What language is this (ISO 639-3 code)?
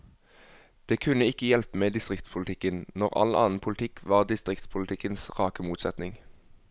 nor